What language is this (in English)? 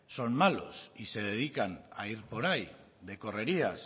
Spanish